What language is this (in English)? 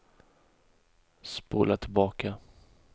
Swedish